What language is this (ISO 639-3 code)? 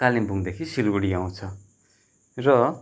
nep